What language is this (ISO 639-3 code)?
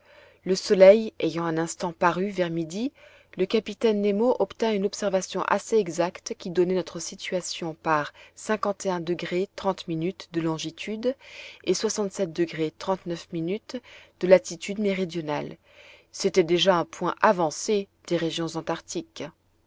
fra